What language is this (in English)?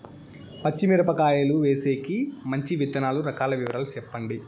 Telugu